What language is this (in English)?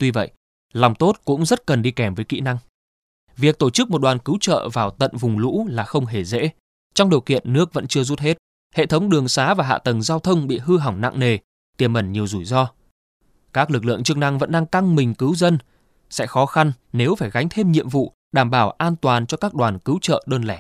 Vietnamese